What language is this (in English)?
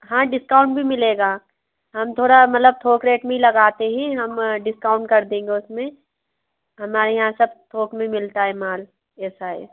Hindi